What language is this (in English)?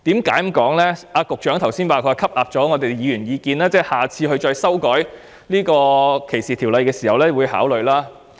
Cantonese